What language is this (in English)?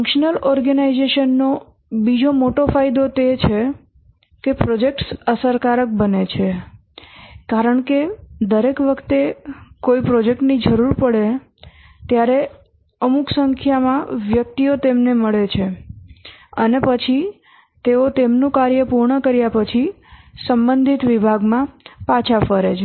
Gujarati